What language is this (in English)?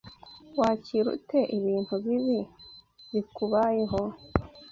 Kinyarwanda